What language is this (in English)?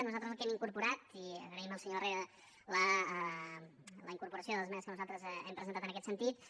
Catalan